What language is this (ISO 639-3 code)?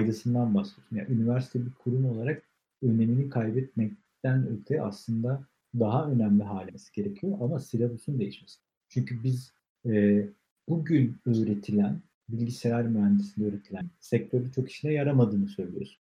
tur